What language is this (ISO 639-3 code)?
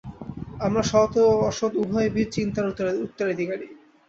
ben